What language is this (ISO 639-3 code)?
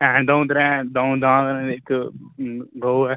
doi